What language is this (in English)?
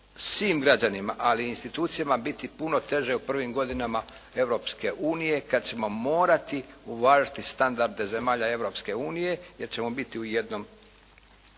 Croatian